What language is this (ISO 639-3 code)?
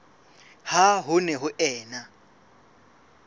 sot